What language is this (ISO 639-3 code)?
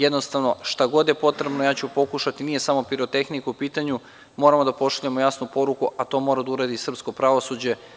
srp